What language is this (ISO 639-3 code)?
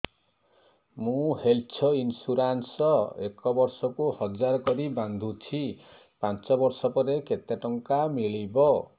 ori